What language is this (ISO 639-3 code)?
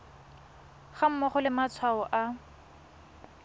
tsn